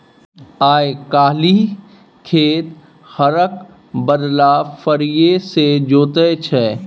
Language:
Maithili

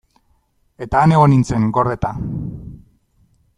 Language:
Basque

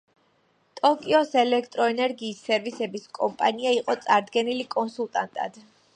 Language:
Georgian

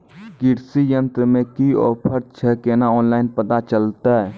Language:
Maithili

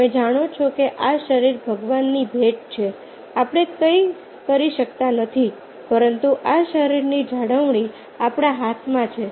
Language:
Gujarati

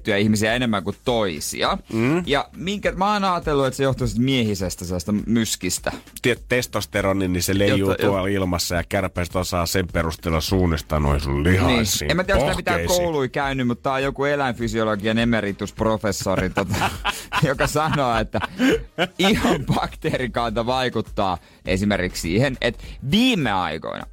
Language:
Finnish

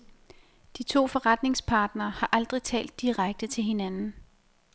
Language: Danish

